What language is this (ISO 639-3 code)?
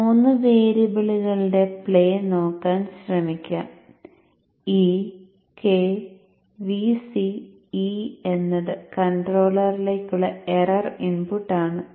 mal